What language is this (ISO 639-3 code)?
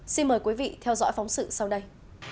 vie